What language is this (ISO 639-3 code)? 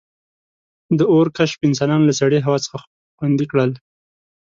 pus